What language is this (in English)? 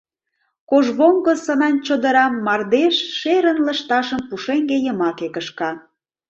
Mari